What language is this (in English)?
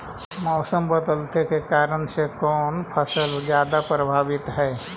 Magahi